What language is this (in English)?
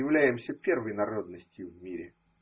Russian